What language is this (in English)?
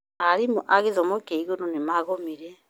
Kikuyu